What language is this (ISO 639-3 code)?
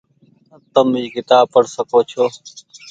gig